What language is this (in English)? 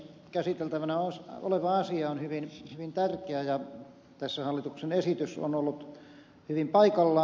Finnish